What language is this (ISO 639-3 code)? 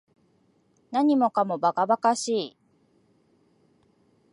jpn